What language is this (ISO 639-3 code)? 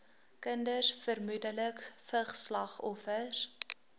afr